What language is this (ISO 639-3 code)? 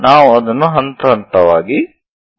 kan